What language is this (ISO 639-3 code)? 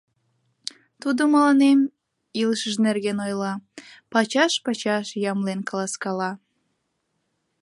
chm